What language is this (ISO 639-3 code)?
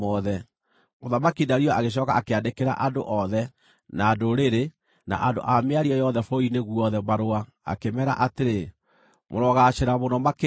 kik